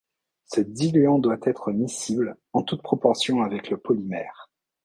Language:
French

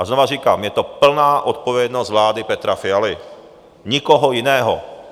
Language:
Czech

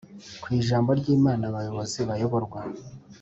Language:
Kinyarwanda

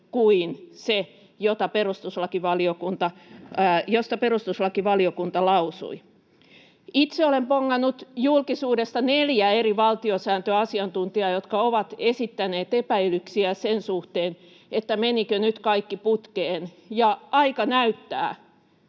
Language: Finnish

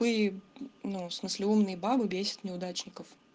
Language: Russian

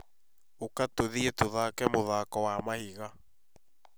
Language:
Kikuyu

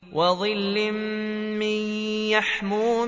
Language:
Arabic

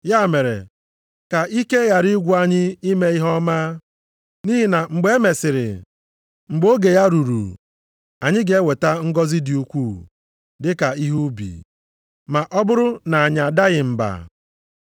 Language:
Igbo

